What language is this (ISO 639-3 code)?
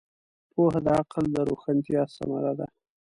pus